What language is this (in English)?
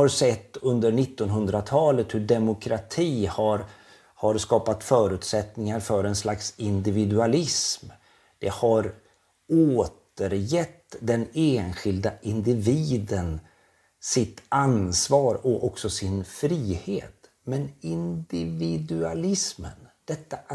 Swedish